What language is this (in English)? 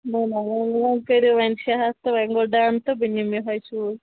Kashmiri